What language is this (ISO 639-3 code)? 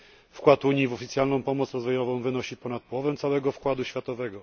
pol